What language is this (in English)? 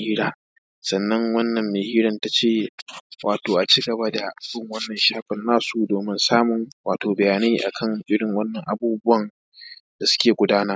Hausa